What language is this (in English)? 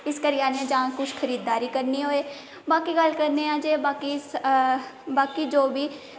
Dogri